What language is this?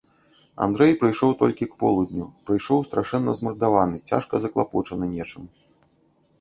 Belarusian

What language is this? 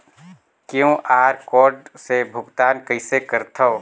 Chhattisgarhi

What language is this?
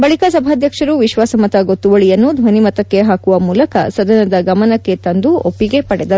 Kannada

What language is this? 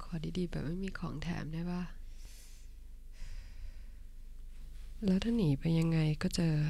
Thai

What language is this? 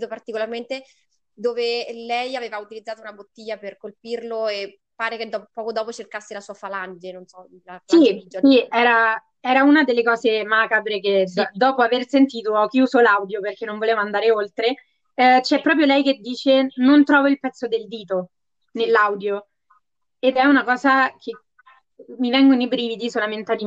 Italian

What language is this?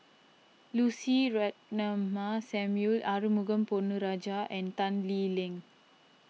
English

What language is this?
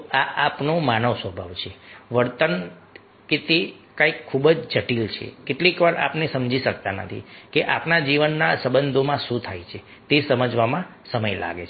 Gujarati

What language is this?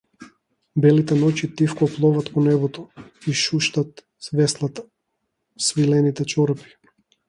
Macedonian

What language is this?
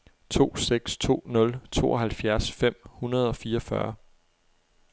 Danish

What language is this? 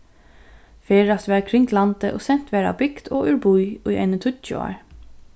Faroese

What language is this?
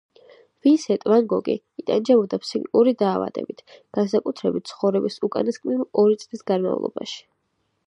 Georgian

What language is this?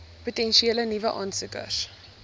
Afrikaans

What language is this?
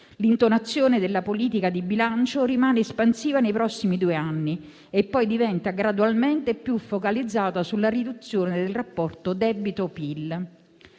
Italian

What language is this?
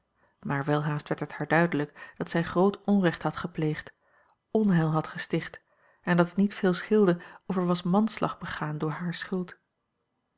Dutch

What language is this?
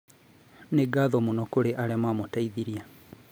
Kikuyu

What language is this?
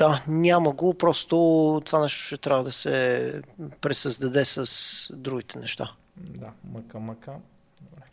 Bulgarian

